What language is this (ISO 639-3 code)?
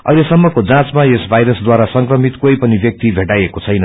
nep